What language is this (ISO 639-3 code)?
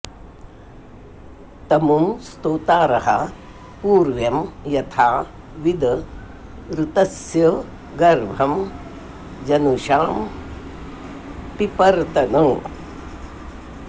san